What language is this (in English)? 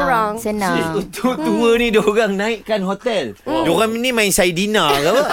Malay